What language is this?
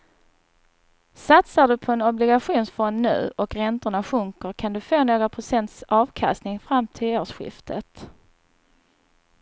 Swedish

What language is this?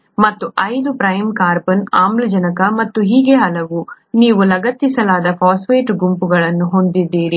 Kannada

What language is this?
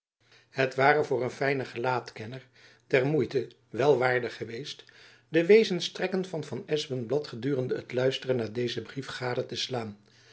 Dutch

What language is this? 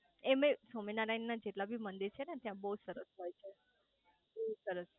Gujarati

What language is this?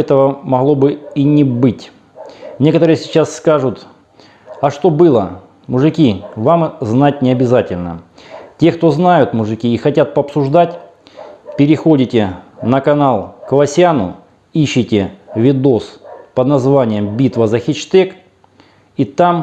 Russian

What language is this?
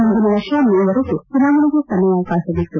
Kannada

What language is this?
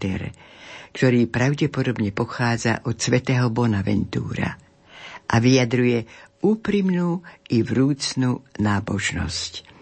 Slovak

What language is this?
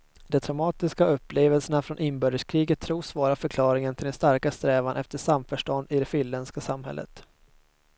Swedish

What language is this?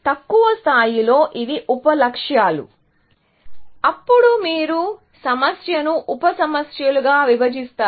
Telugu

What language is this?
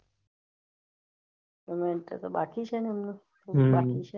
Gujarati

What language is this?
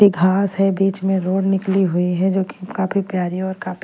Hindi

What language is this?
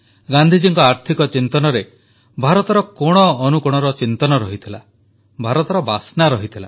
Odia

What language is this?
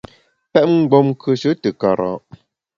Bamun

